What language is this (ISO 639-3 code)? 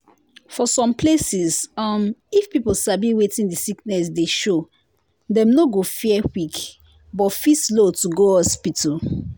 pcm